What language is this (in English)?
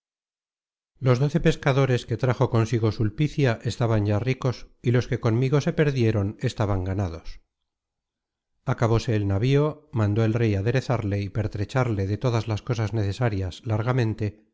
Spanish